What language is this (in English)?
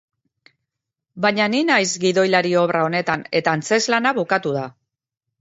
Basque